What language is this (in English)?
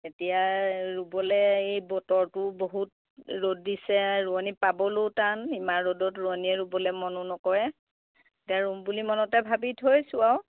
Assamese